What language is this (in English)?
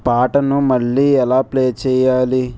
Telugu